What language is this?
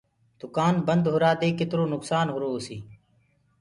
Gurgula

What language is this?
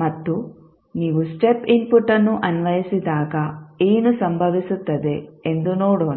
Kannada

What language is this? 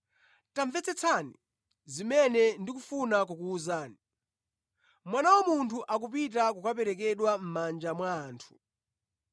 Nyanja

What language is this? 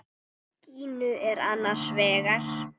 Icelandic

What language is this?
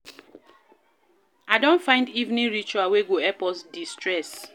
Nigerian Pidgin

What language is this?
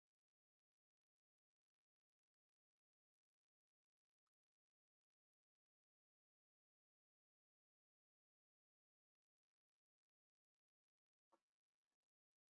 Turkish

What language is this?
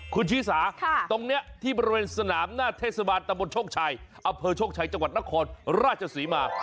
Thai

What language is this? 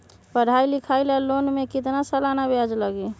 Magahi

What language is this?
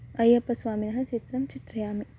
Sanskrit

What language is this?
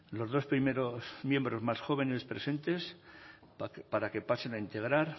Spanish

